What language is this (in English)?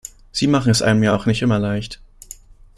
German